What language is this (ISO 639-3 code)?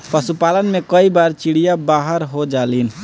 bho